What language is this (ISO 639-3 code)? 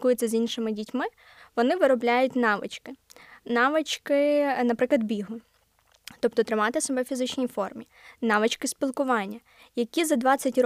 ukr